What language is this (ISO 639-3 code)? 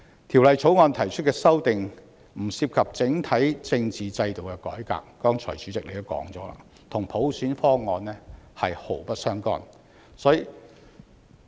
yue